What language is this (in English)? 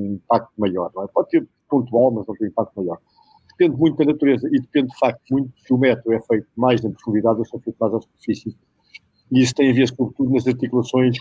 Portuguese